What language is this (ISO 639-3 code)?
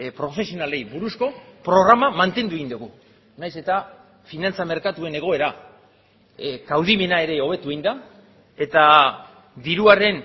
eus